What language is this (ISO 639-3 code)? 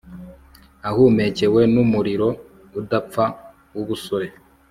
kin